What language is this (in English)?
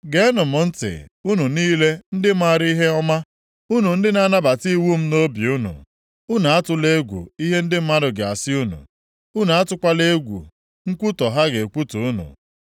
Igbo